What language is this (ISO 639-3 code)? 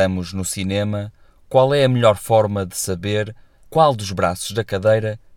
por